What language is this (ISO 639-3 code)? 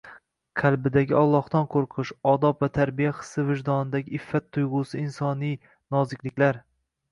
uzb